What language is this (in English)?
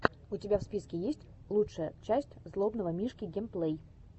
Russian